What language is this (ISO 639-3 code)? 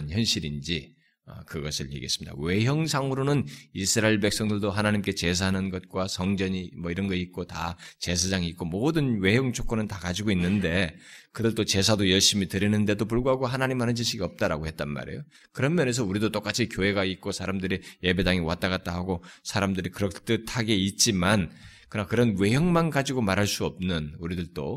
kor